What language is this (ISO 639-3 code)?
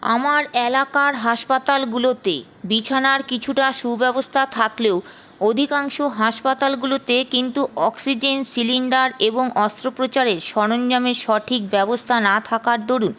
ben